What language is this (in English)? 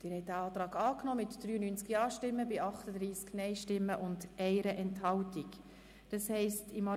Swiss German